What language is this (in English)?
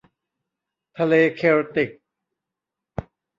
Thai